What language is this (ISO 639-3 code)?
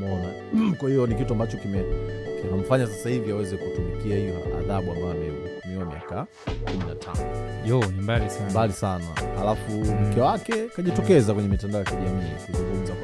swa